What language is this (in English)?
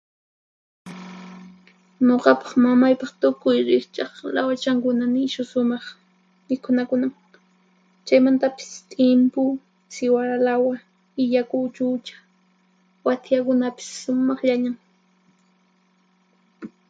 Puno Quechua